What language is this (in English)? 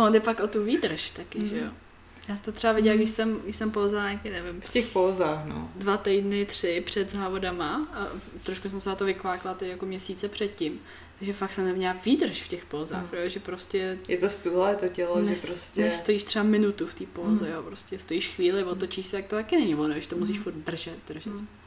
Czech